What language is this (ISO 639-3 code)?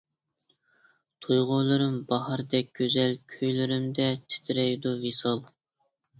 uig